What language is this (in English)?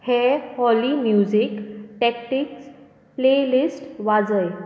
Konkani